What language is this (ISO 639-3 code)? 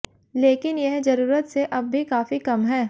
hin